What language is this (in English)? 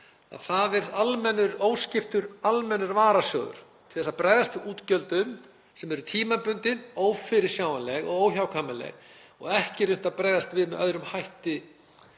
Icelandic